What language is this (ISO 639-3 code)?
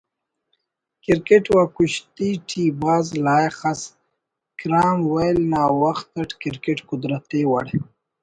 brh